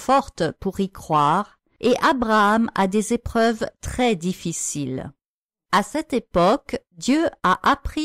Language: French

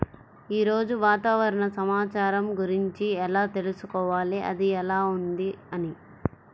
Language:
Telugu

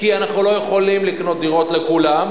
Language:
Hebrew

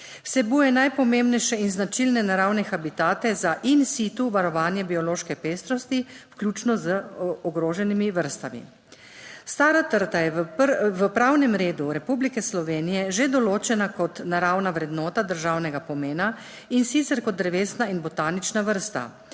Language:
Slovenian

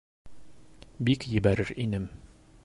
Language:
Bashkir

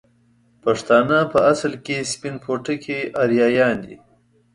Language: Pashto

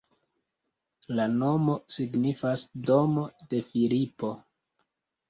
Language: Esperanto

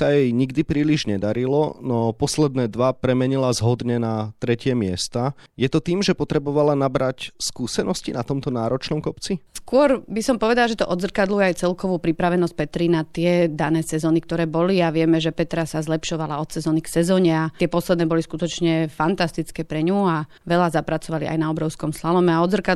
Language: Slovak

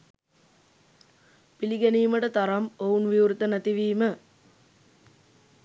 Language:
Sinhala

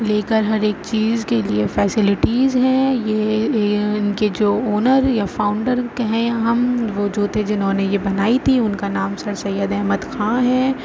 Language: Urdu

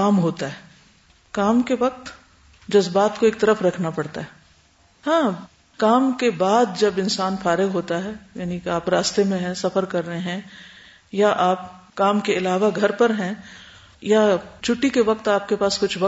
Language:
Urdu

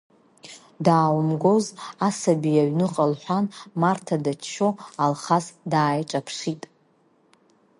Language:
Abkhazian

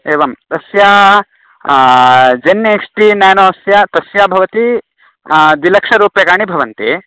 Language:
Sanskrit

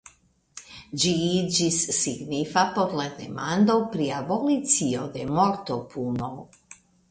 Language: Esperanto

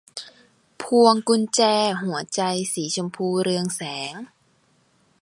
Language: Thai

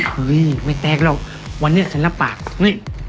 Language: Thai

